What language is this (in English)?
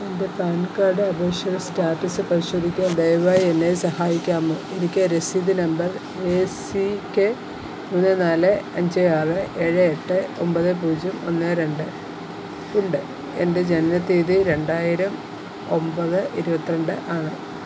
Malayalam